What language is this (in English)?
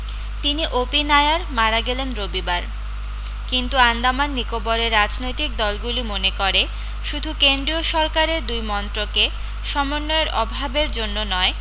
Bangla